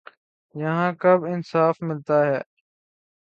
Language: Urdu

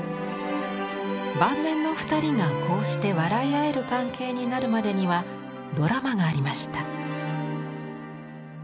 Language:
Japanese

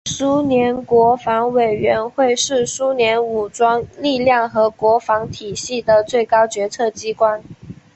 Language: Chinese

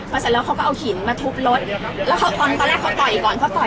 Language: Thai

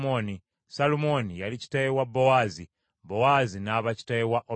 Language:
Ganda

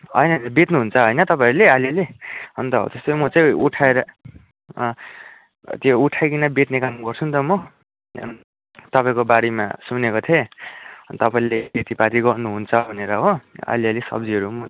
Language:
Nepali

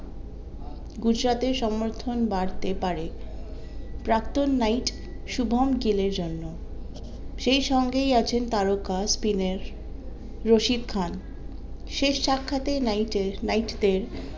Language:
Bangla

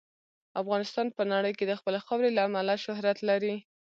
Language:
Pashto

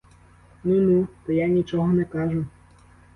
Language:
Ukrainian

